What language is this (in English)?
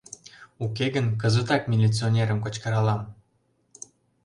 Mari